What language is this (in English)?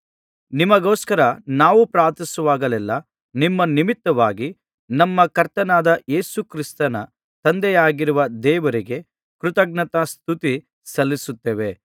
Kannada